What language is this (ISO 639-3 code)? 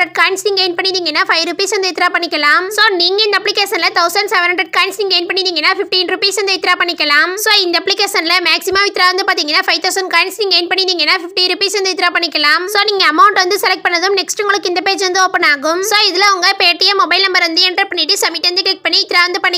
hin